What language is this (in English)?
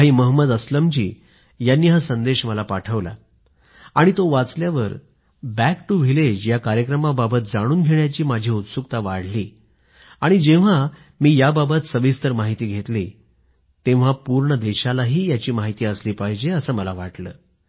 Marathi